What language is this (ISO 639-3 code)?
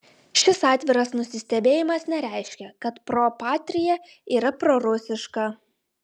lit